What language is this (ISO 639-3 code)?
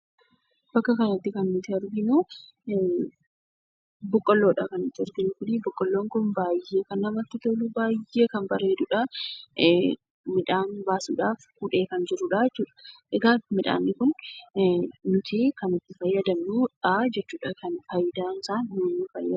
orm